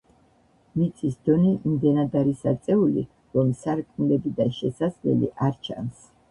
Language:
Georgian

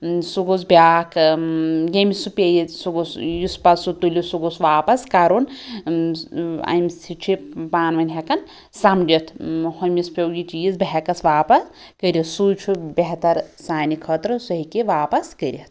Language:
Kashmiri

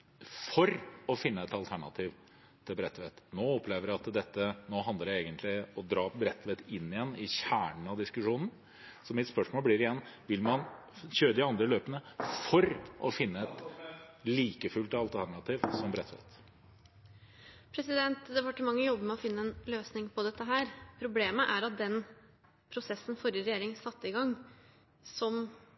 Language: Norwegian Bokmål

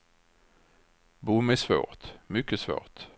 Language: Swedish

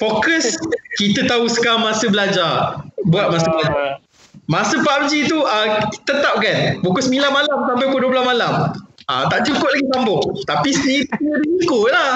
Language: Malay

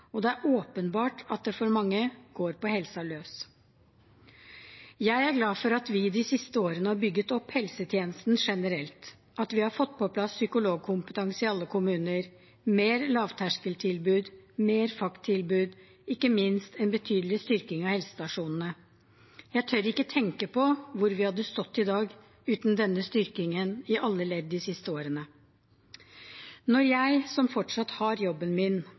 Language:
Norwegian Bokmål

